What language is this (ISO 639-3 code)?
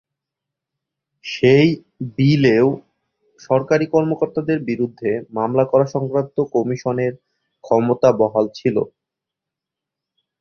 ben